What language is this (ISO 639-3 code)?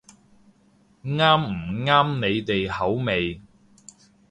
yue